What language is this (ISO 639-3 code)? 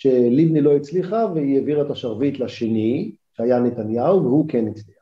heb